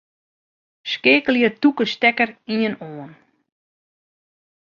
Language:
Western Frisian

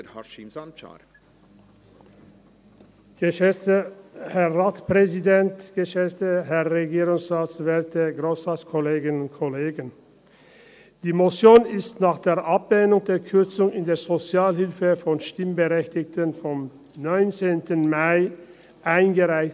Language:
Swiss German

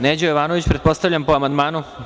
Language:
Serbian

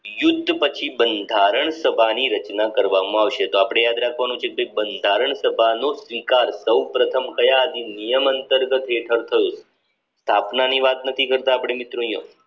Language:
Gujarati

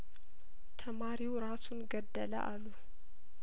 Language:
Amharic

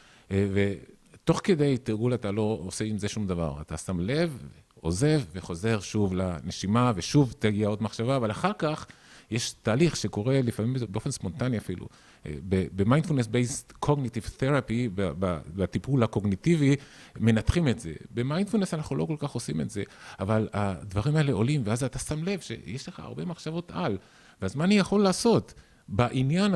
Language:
Hebrew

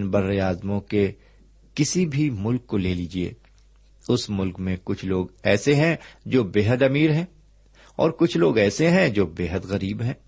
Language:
Urdu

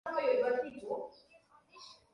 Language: Swahili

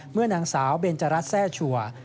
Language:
Thai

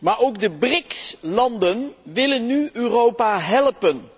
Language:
Dutch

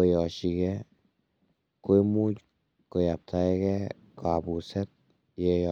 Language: Kalenjin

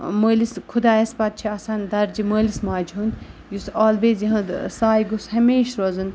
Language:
Kashmiri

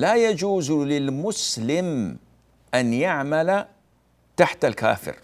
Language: Arabic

